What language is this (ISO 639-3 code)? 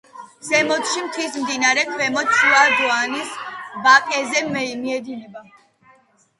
kat